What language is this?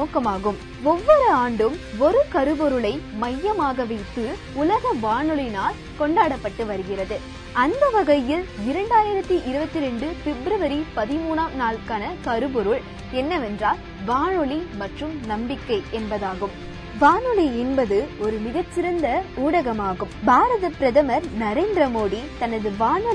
Tamil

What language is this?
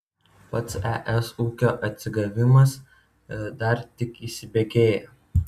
Lithuanian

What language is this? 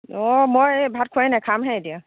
Assamese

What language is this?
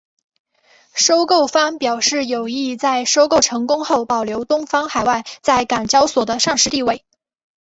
Chinese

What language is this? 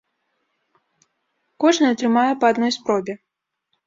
Belarusian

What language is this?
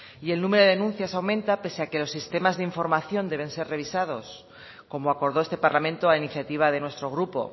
Spanish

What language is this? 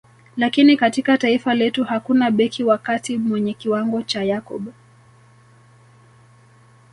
Swahili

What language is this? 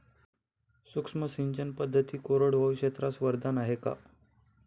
Marathi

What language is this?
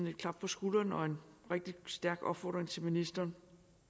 Danish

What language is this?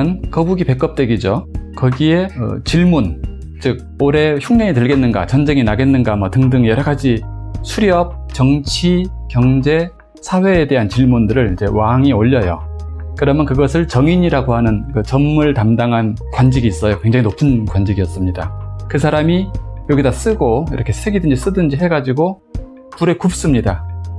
Korean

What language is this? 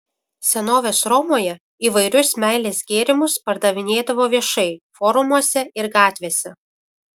Lithuanian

